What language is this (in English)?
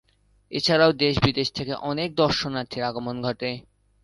Bangla